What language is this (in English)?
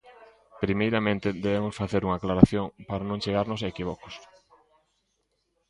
Galician